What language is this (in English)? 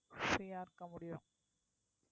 Tamil